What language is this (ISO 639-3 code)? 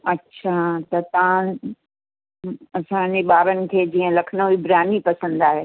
snd